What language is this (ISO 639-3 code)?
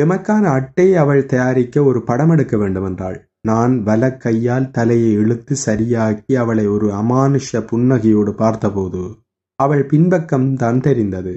tam